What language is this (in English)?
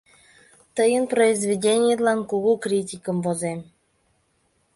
Mari